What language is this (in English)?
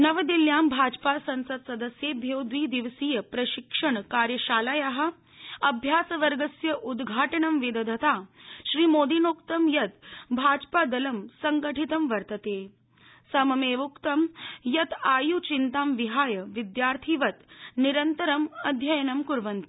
Sanskrit